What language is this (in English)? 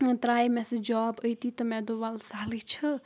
Kashmiri